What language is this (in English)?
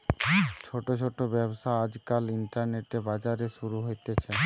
Bangla